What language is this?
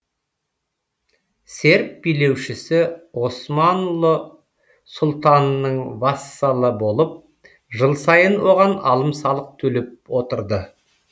Kazakh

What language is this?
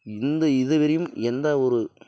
Tamil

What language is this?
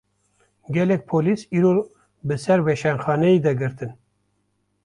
Kurdish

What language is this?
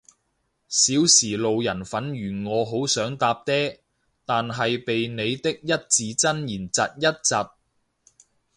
Cantonese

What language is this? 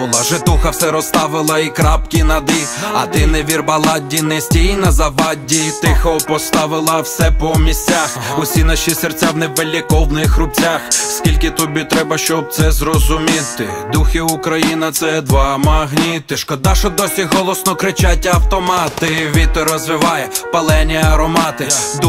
Ukrainian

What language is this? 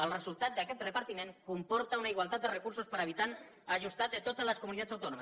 Catalan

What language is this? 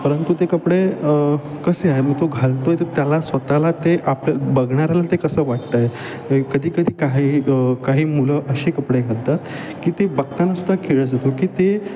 Marathi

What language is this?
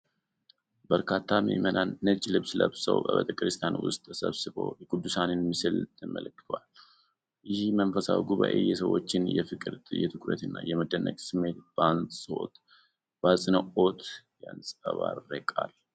Amharic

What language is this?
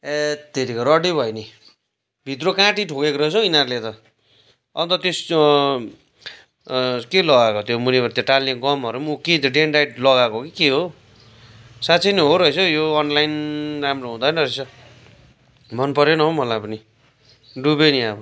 Nepali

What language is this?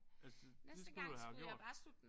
Danish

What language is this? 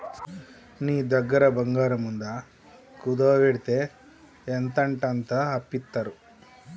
Telugu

